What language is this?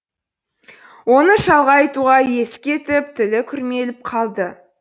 Kazakh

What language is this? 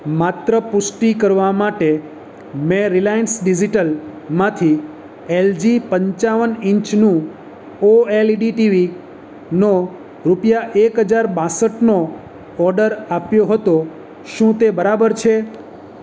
Gujarati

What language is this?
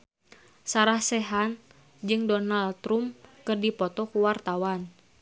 Sundanese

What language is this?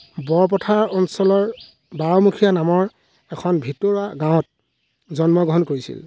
Assamese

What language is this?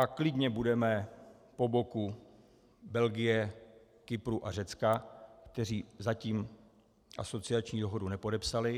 Czech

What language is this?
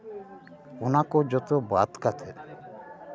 Santali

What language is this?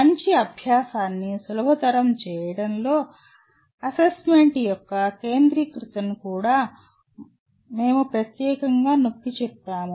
Telugu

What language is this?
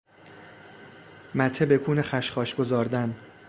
Persian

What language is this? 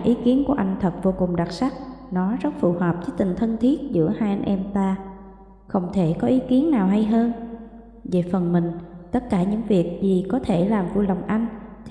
Vietnamese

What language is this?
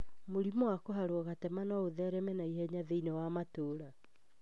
Kikuyu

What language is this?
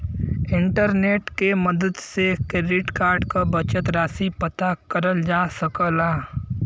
Bhojpuri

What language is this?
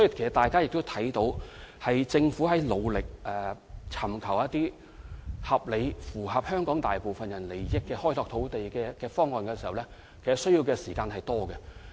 Cantonese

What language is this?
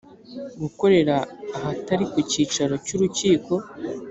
Kinyarwanda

